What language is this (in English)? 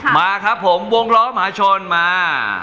Thai